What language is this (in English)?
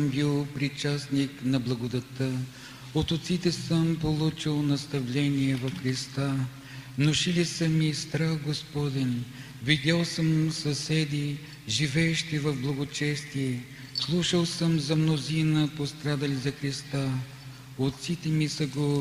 Bulgarian